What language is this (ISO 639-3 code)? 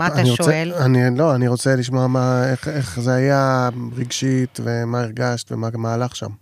heb